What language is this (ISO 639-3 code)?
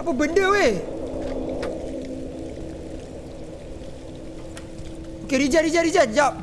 msa